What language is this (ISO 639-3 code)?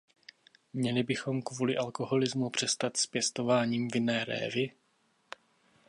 ces